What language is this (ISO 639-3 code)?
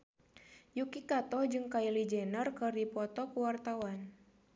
sun